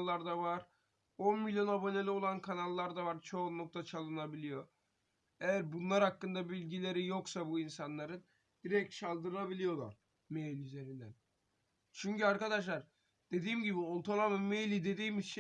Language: Turkish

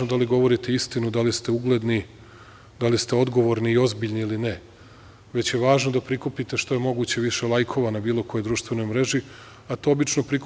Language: Serbian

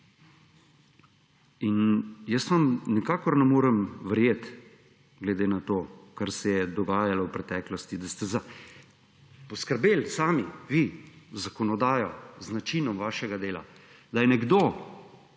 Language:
Slovenian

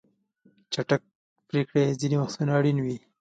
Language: Pashto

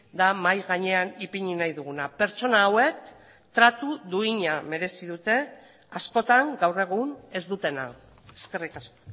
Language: Basque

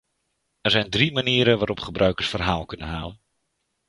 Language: Dutch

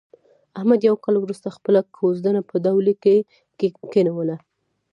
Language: Pashto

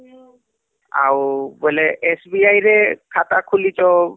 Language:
Odia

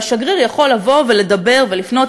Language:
Hebrew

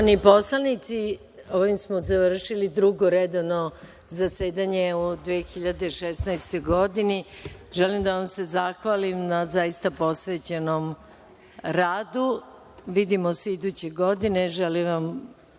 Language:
Serbian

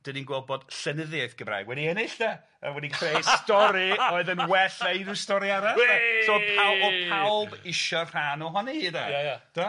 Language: Welsh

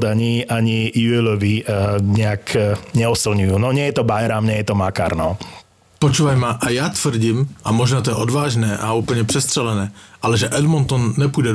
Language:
Slovak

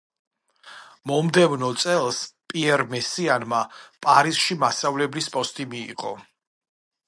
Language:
Georgian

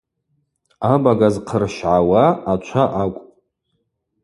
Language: Abaza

